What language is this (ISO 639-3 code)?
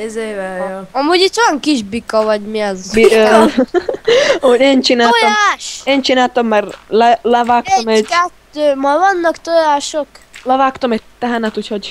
hun